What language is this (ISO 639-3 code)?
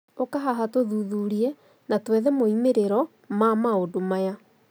kik